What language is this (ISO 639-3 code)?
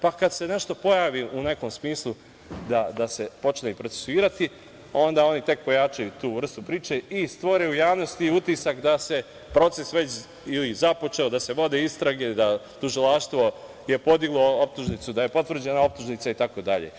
srp